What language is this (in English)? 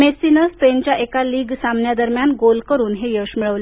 Marathi